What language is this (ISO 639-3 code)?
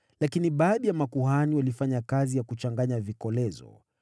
swa